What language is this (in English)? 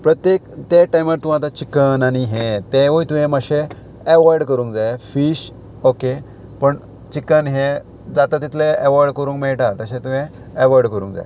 Konkani